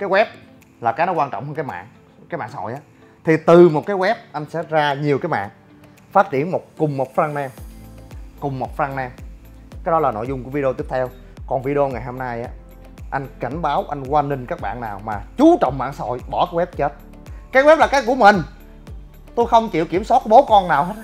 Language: Vietnamese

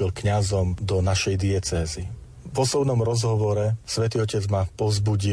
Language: Slovak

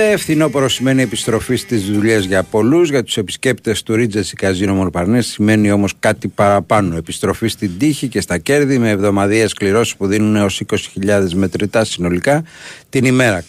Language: Greek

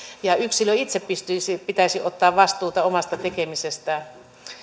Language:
Finnish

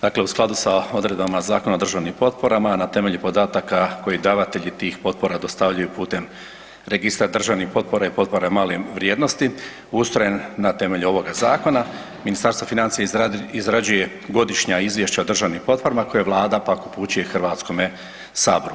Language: Croatian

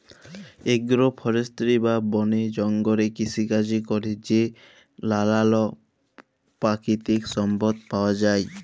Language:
Bangla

